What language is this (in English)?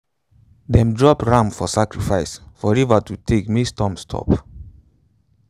Nigerian Pidgin